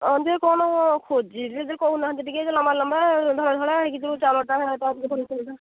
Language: Odia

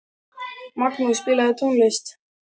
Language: Icelandic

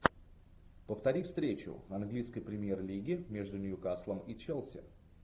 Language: Russian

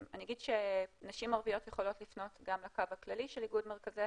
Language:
Hebrew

